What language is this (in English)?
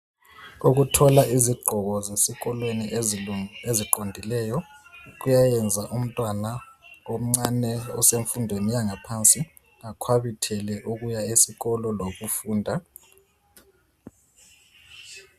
North Ndebele